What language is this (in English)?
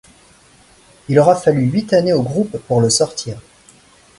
French